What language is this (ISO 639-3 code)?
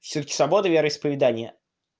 rus